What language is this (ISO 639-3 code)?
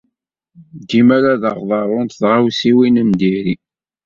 kab